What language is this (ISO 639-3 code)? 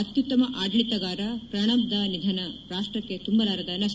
kan